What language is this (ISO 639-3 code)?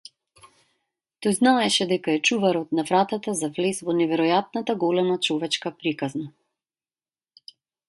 mkd